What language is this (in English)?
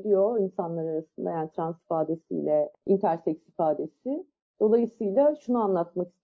Turkish